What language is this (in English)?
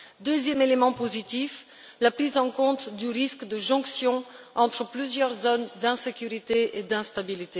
French